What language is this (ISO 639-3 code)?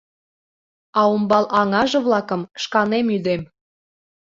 chm